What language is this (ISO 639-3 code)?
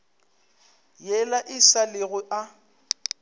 nso